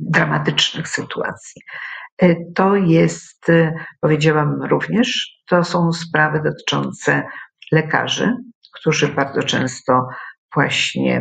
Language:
Polish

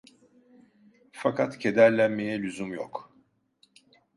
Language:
Turkish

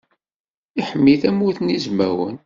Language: Kabyle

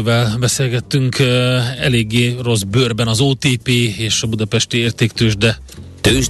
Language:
Hungarian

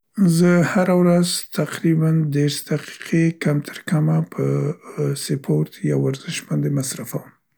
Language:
Central Pashto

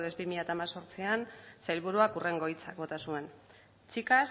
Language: Basque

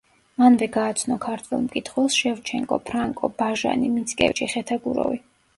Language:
Georgian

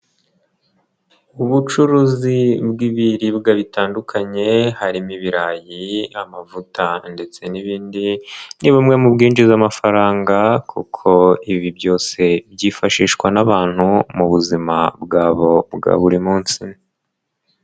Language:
Kinyarwanda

